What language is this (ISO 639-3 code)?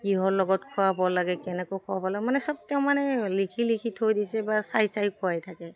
asm